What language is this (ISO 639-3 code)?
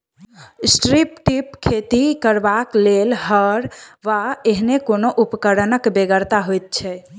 mai